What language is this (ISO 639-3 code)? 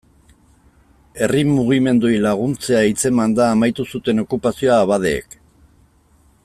eus